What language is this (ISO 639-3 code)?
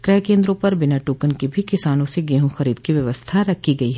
hin